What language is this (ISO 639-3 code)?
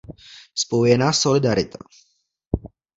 ces